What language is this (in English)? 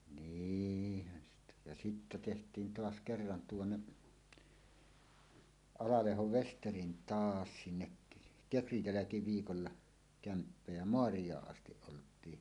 Finnish